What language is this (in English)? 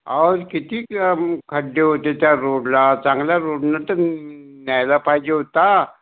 Marathi